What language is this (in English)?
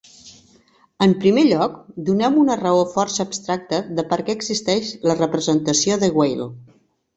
Catalan